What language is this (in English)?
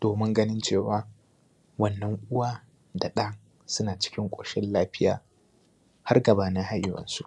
Hausa